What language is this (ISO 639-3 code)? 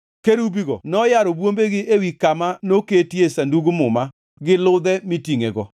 luo